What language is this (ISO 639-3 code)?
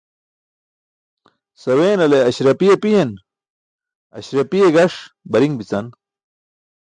bsk